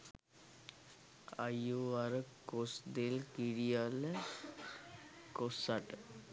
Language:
Sinhala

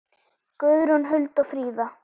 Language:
Icelandic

